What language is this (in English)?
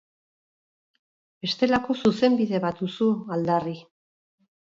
Basque